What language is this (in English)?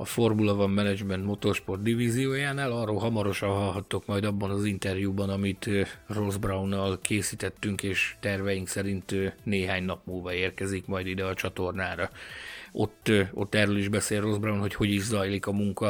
Hungarian